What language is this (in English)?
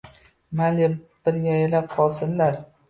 Uzbek